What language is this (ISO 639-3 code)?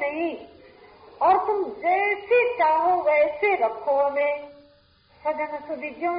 hin